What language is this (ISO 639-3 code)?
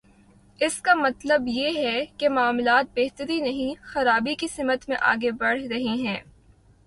urd